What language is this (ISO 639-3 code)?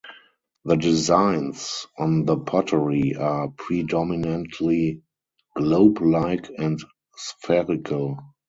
eng